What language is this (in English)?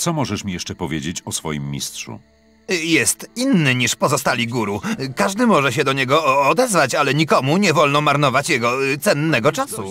Polish